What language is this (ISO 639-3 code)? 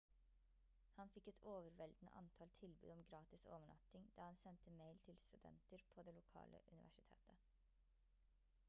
nob